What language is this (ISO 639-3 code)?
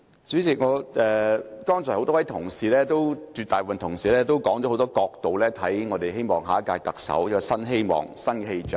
yue